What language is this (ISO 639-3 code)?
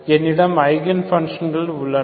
tam